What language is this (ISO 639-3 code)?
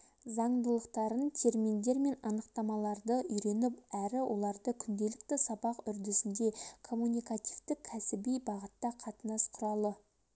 kaz